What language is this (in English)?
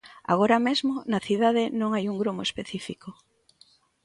Galician